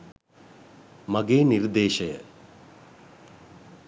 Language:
Sinhala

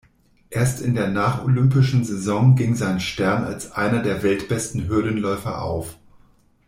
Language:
German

